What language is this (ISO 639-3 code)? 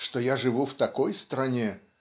rus